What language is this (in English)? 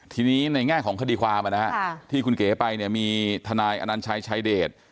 Thai